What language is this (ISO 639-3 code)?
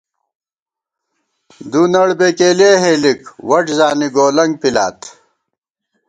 gwt